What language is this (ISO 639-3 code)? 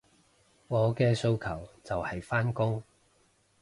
yue